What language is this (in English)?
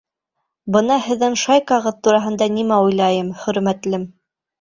Bashkir